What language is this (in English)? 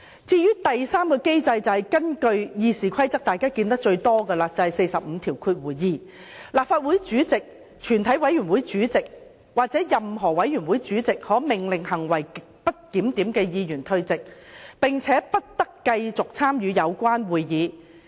Cantonese